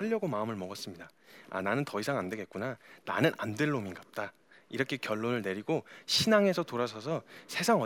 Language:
Korean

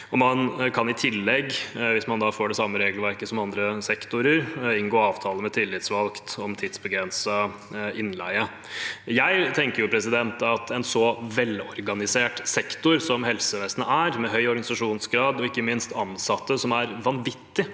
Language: Norwegian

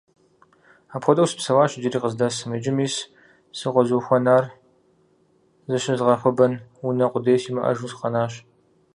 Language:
Kabardian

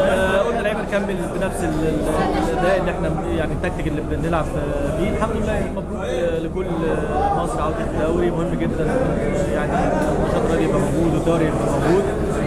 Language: Arabic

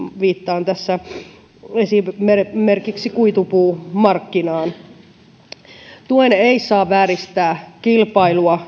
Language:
Finnish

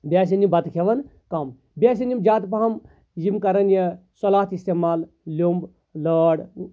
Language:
Kashmiri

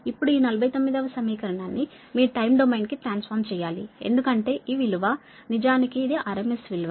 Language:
Telugu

